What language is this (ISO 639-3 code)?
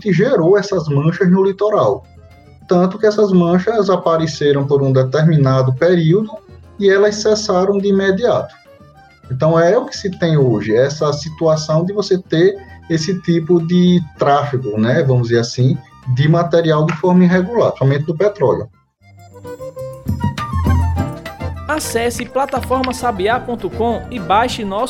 por